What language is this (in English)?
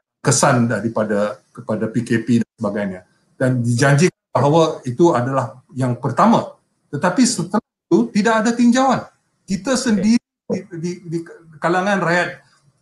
Malay